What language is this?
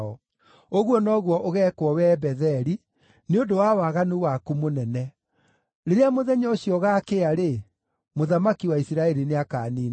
Kikuyu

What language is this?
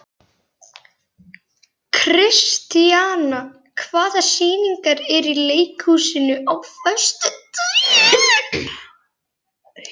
Icelandic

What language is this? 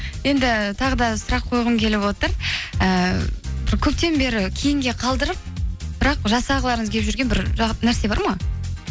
Kazakh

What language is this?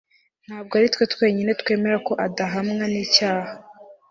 Kinyarwanda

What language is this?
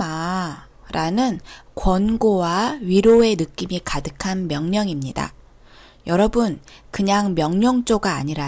Korean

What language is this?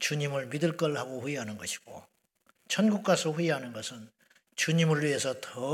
Korean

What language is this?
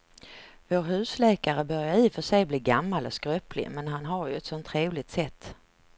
Swedish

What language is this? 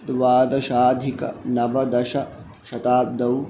Sanskrit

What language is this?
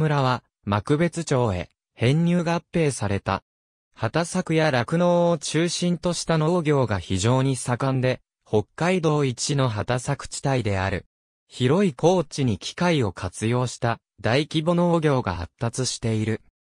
Japanese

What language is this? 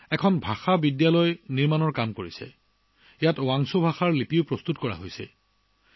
Assamese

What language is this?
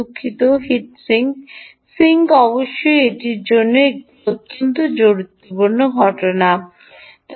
Bangla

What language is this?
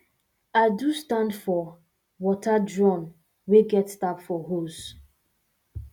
Nigerian Pidgin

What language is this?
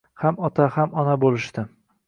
Uzbek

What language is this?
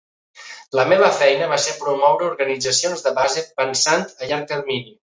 Catalan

